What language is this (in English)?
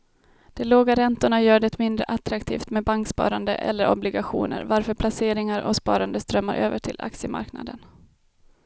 Swedish